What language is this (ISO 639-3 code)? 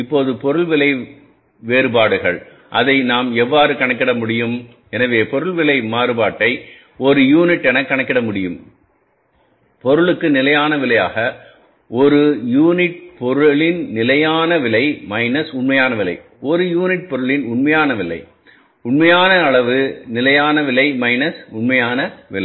tam